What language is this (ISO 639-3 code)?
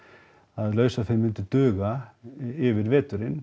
isl